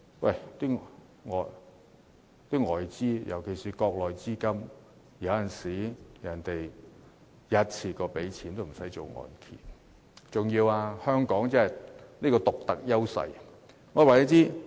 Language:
Cantonese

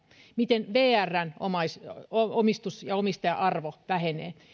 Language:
Finnish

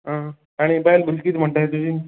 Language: Konkani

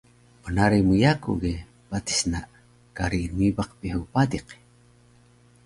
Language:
Taroko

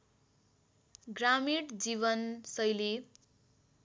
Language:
Nepali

